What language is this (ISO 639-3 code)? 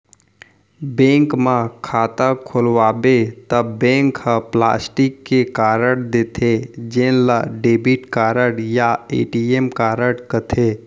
hne